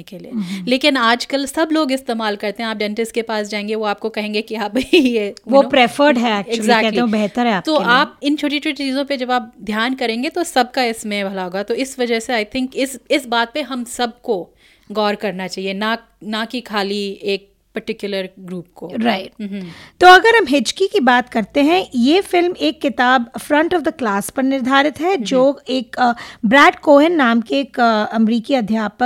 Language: Hindi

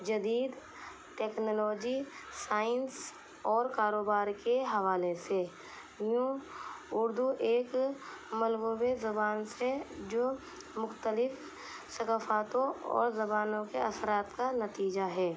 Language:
Urdu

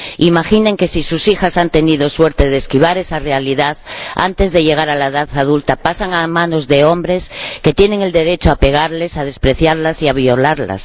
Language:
Spanish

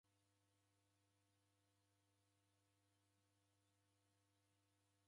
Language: Taita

